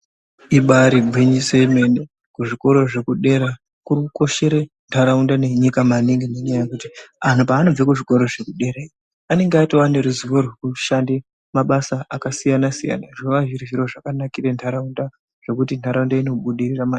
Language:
Ndau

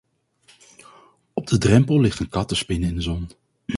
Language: Dutch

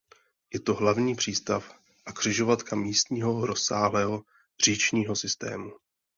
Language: Czech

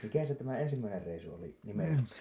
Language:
Finnish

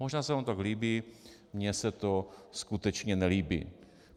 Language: Czech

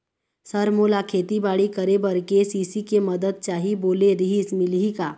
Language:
Chhattisgarhi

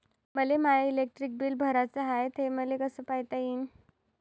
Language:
Marathi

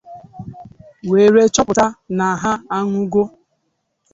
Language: Igbo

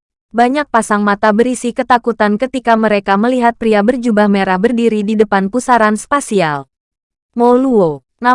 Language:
Indonesian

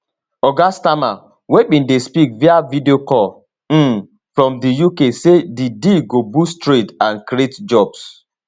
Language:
Nigerian Pidgin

